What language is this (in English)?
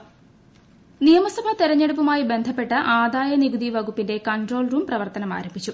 Malayalam